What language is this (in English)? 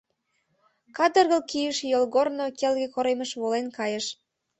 Mari